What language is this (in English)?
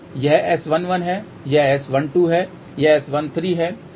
Hindi